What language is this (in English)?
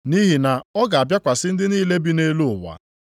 Igbo